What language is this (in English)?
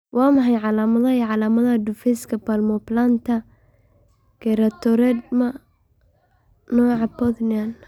Somali